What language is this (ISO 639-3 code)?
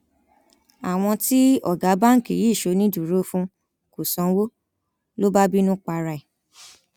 yor